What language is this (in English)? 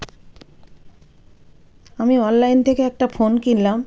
Bangla